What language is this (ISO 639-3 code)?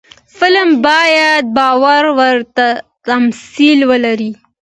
pus